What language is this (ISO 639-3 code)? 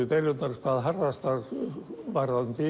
isl